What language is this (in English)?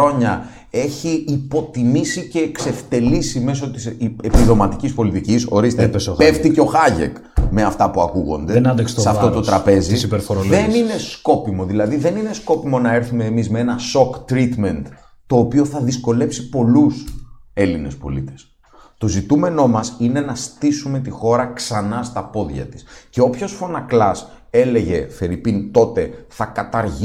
Greek